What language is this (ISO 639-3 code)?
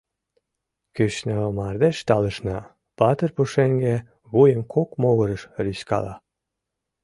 chm